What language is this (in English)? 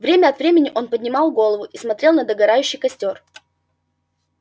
Russian